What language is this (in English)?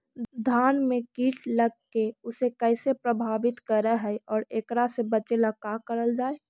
Magahi